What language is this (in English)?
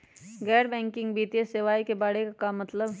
Magahi